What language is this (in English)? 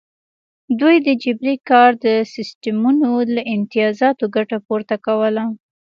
Pashto